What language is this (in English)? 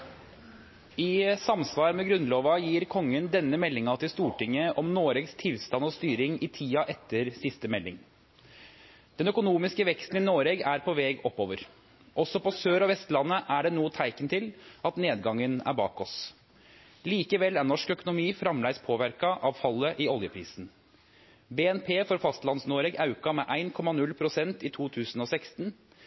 Norwegian Nynorsk